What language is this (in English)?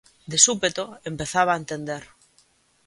Galician